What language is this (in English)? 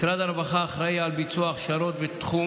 Hebrew